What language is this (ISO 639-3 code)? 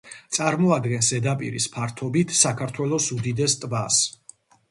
kat